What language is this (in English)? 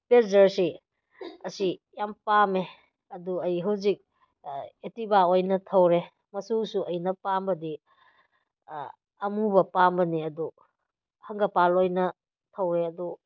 Manipuri